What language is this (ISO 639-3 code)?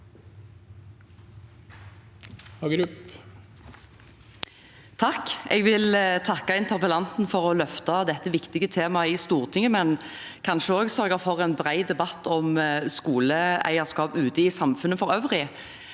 nor